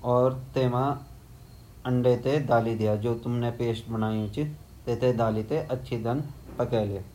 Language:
Garhwali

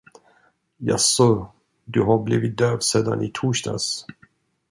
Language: Swedish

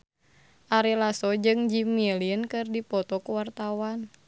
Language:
Sundanese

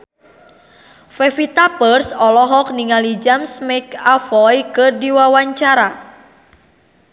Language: Sundanese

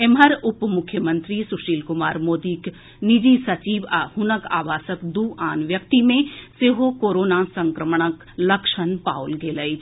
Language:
Maithili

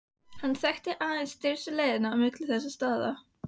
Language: Icelandic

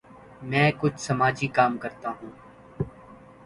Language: Urdu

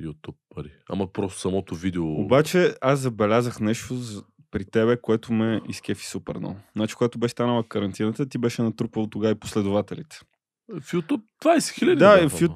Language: Bulgarian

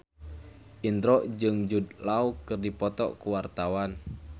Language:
Sundanese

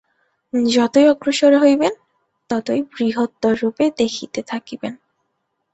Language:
Bangla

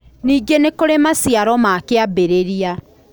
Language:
Kikuyu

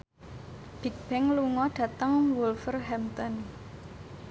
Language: Javanese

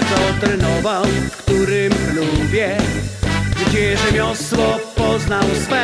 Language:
Polish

